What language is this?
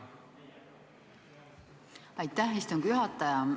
Estonian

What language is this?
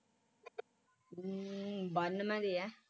Punjabi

